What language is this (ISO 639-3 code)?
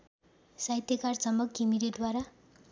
nep